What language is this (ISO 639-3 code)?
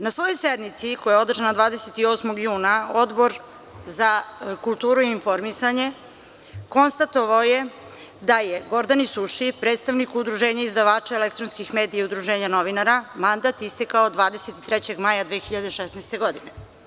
srp